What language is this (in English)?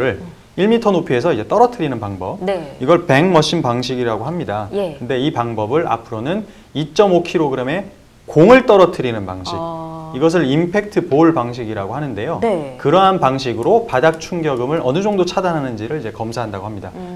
Korean